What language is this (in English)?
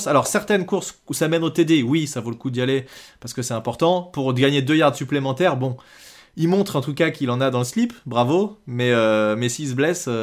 French